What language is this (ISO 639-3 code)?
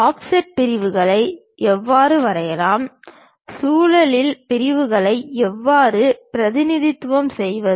tam